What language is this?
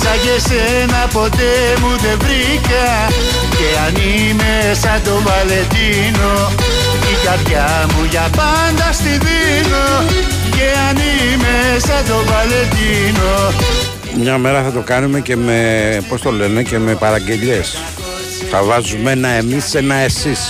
Greek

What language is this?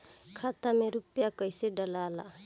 Bhojpuri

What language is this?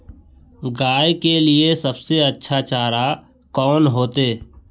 Magahi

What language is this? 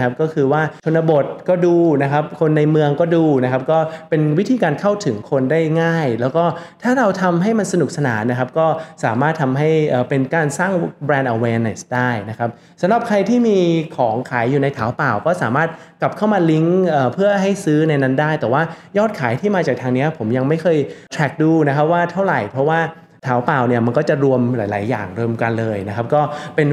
Thai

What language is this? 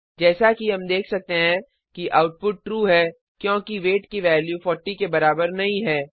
Hindi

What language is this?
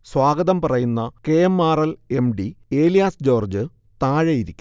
Malayalam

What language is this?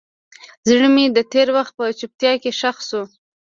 Pashto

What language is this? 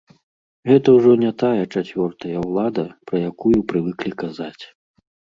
Belarusian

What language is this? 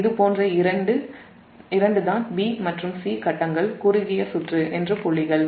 Tamil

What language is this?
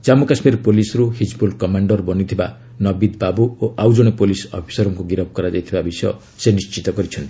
Odia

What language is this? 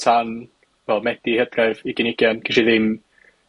Welsh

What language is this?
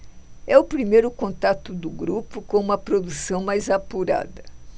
Portuguese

